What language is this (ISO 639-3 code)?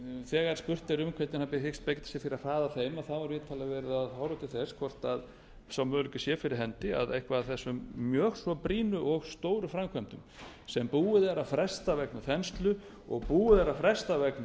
isl